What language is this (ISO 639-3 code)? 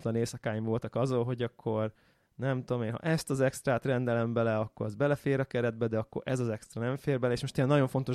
hun